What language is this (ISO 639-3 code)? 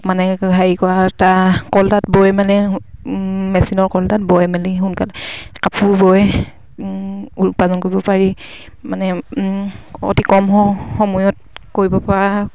asm